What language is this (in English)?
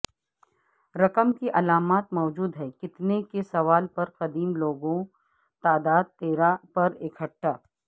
Urdu